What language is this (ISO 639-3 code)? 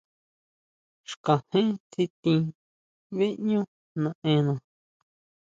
mau